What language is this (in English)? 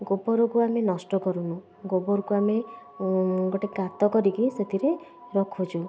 Odia